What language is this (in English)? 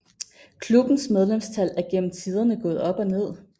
Danish